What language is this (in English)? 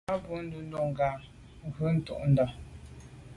Medumba